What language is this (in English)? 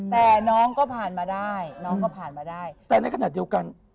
Thai